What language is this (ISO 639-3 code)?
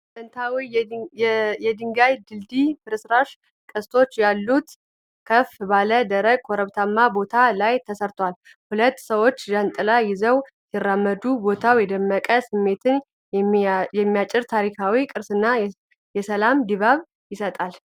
amh